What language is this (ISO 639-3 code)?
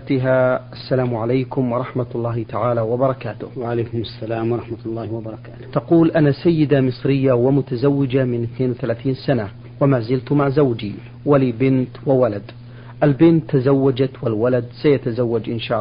ara